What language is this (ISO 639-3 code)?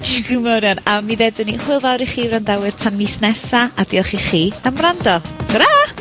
cym